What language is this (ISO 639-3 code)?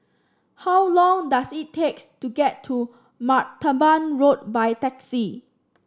eng